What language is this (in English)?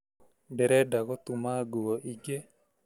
Kikuyu